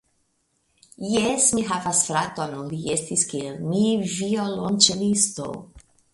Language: Esperanto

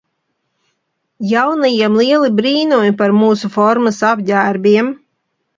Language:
Latvian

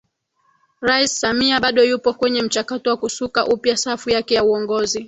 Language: Swahili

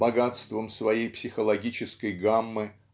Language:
Russian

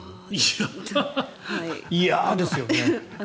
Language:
Japanese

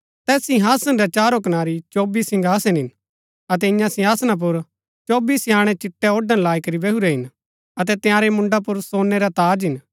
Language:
Gaddi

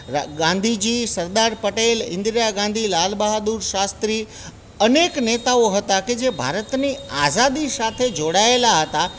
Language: Gujarati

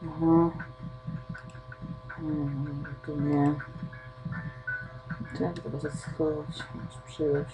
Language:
Polish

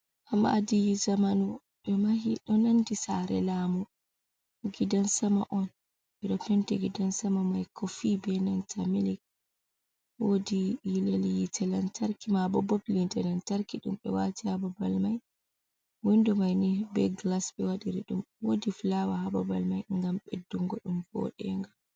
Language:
Fula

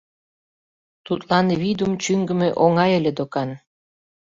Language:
Mari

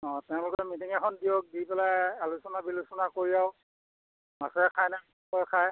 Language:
Assamese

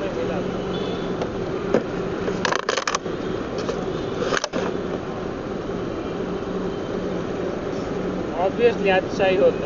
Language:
Marathi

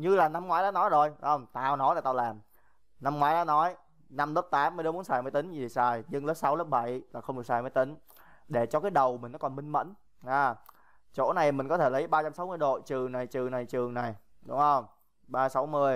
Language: Vietnamese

